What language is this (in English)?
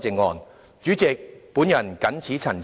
Cantonese